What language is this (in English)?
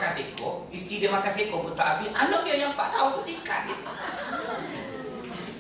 Malay